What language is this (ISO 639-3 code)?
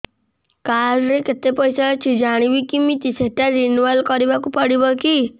ori